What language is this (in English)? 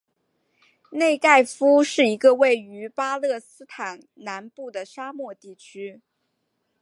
Chinese